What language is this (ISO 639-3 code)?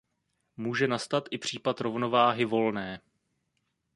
ces